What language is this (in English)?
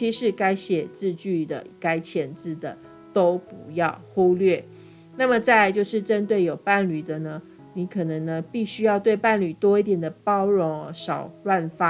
Chinese